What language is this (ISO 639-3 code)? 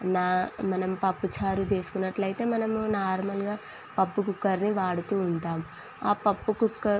tel